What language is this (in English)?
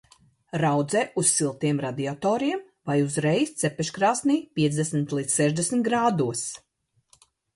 Latvian